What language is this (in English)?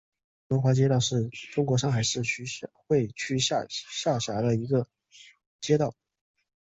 Chinese